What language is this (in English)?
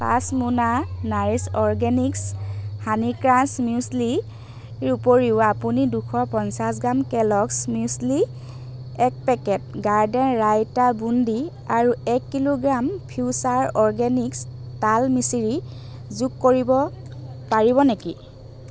Assamese